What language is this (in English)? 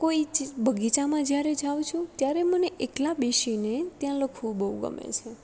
Gujarati